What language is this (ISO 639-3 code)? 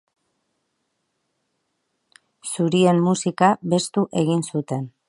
eus